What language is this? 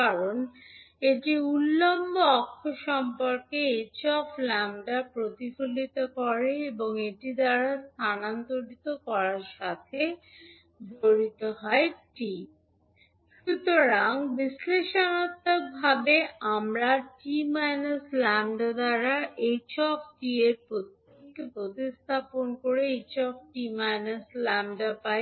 Bangla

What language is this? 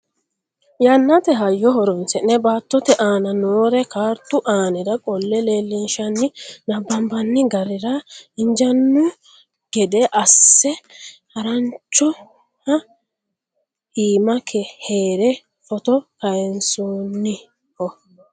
Sidamo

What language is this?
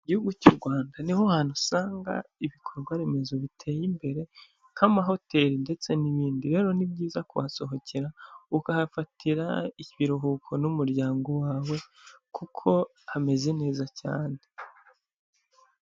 Kinyarwanda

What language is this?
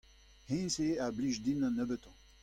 Breton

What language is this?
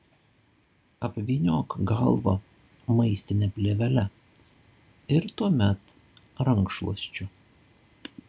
Lithuanian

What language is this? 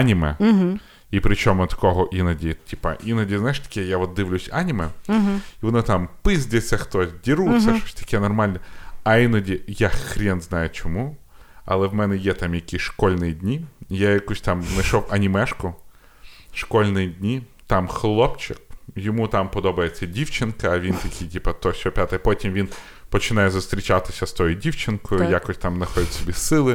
Ukrainian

